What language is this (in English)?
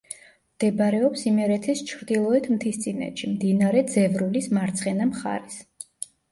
Georgian